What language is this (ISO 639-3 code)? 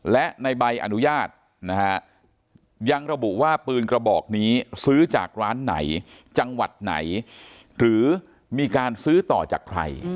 tha